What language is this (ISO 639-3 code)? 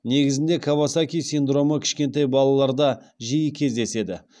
kaz